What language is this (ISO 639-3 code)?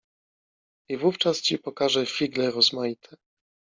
pol